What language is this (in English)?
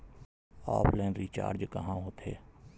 Chhattisgarhi